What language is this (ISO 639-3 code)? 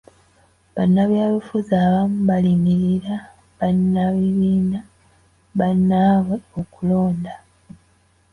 lug